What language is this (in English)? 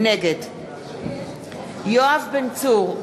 Hebrew